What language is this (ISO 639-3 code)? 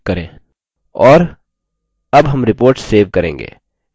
hin